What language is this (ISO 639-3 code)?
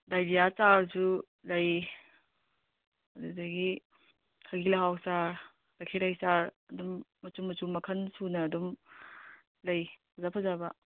mni